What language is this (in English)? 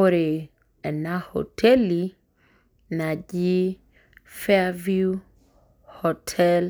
Masai